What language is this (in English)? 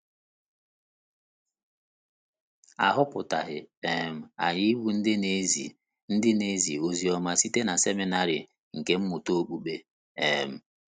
Igbo